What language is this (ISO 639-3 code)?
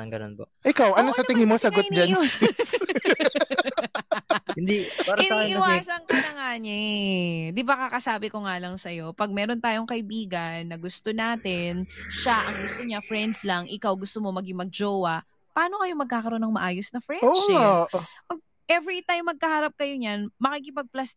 fil